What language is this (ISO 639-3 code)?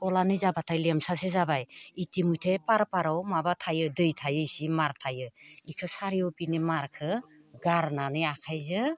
brx